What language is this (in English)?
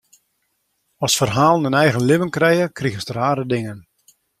Western Frisian